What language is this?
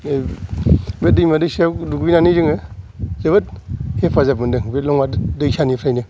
Bodo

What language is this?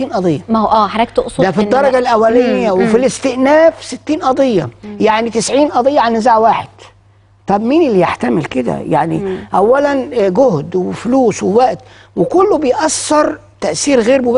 Arabic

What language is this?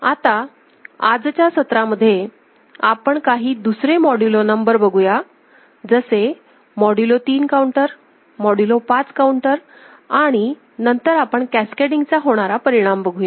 Marathi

